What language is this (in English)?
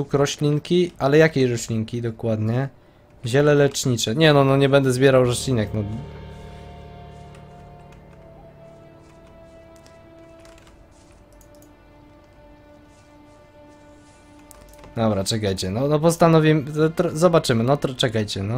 Polish